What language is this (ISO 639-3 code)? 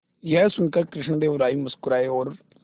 hin